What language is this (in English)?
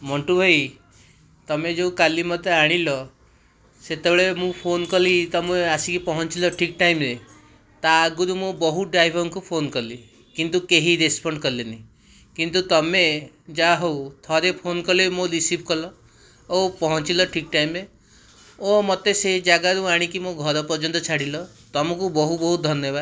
Odia